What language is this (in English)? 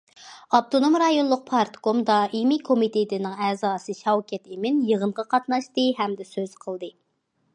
Uyghur